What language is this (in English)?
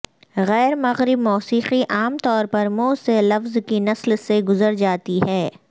Urdu